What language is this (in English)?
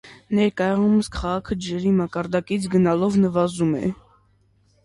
Armenian